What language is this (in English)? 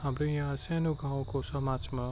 Nepali